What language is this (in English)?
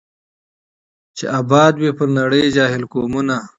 Pashto